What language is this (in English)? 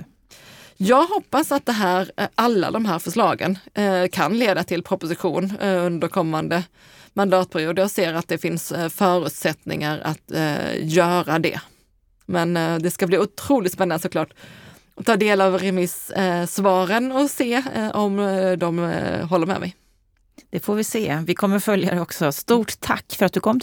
Swedish